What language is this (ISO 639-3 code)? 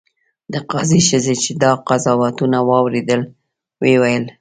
pus